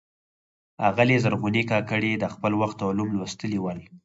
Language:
Pashto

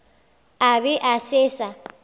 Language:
Northern Sotho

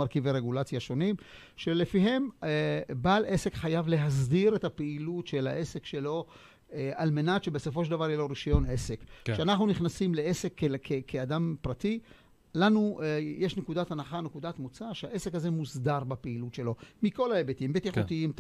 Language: Hebrew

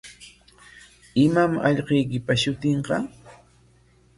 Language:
Corongo Ancash Quechua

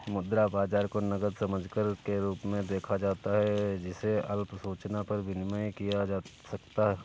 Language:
Hindi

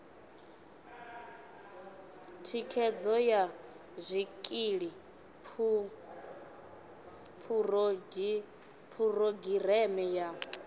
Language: Venda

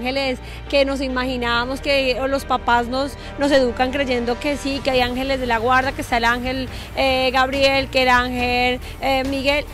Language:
Spanish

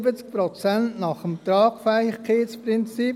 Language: Swiss German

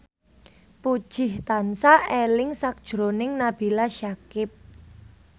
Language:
Javanese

